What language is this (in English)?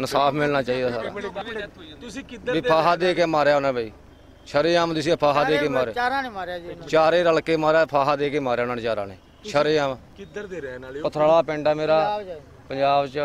Turkish